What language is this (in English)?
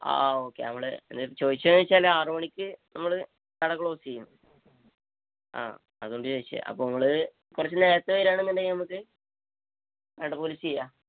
Malayalam